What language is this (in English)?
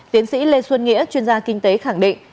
Vietnamese